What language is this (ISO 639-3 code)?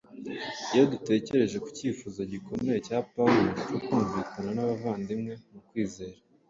kin